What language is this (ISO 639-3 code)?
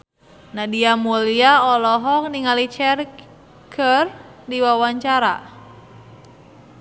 sun